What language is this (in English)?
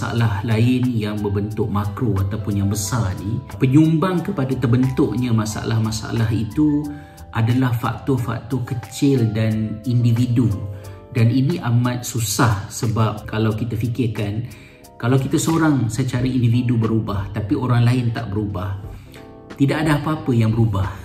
Malay